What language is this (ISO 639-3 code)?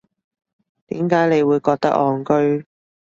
yue